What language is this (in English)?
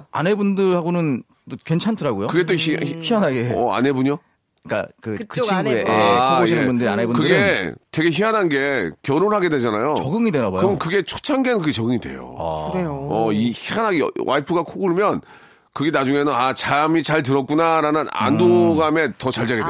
Korean